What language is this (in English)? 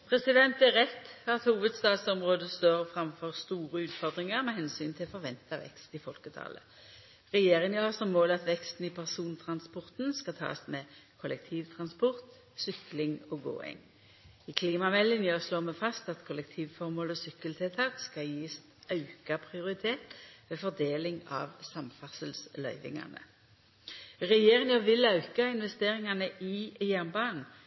Norwegian